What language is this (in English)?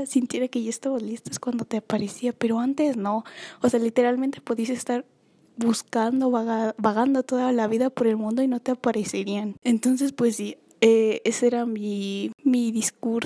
Spanish